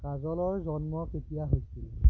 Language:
Assamese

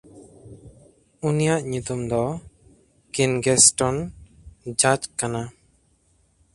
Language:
Santali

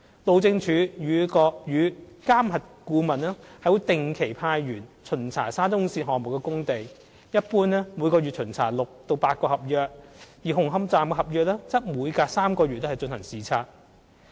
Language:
Cantonese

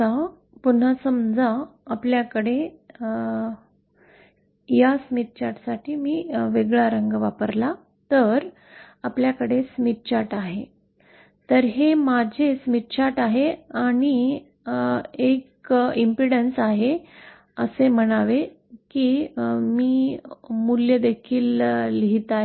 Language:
Marathi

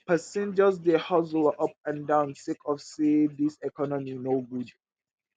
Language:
Nigerian Pidgin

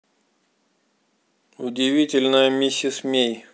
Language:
Russian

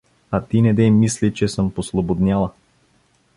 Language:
Bulgarian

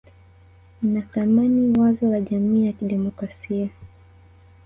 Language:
Swahili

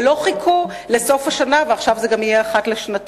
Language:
Hebrew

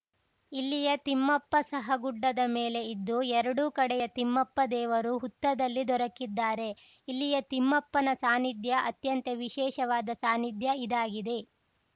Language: Kannada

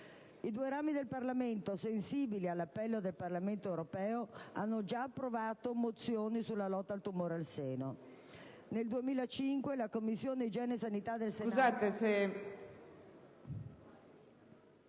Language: Italian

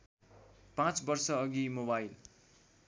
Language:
Nepali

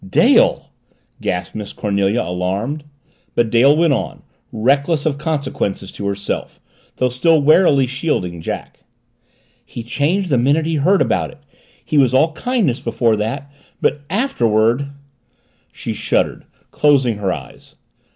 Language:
English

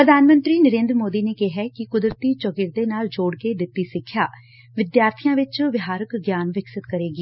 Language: Punjabi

